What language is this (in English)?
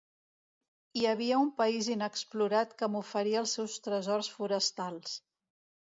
Catalan